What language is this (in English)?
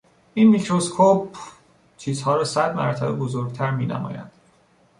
Persian